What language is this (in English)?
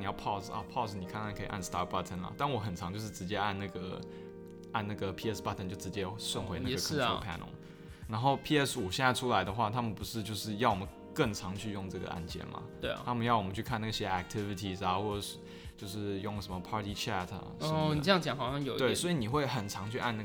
Chinese